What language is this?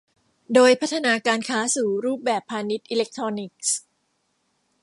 Thai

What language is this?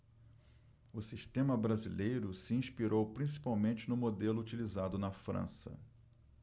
Portuguese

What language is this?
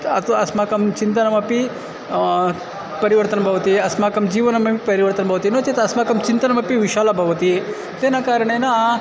Sanskrit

